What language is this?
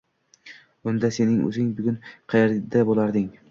Uzbek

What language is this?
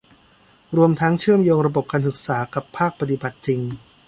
Thai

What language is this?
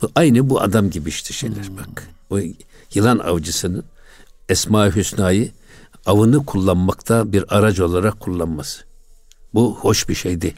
Turkish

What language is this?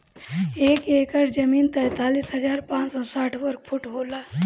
Bhojpuri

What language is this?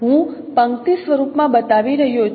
Gujarati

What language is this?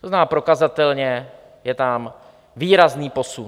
Czech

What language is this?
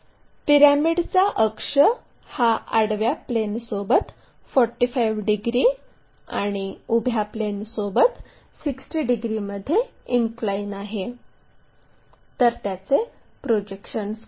Marathi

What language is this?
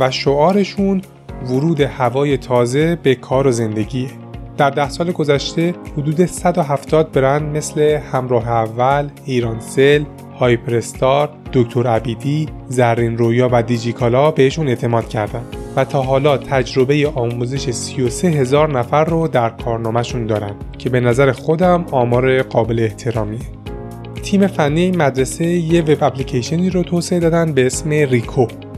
Persian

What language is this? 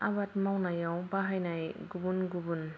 Bodo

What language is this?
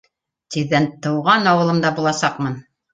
Bashkir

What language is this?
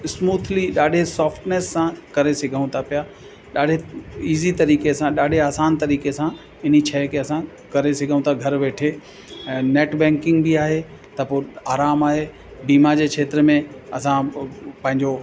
Sindhi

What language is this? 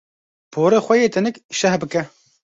Kurdish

